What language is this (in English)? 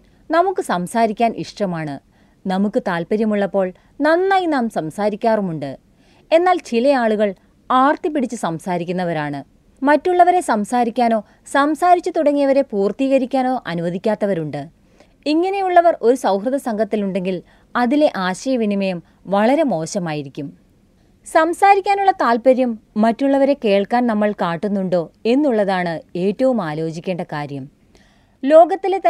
Malayalam